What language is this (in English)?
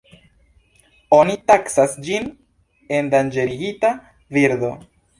Esperanto